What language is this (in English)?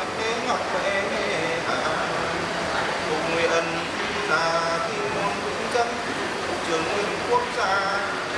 Vietnamese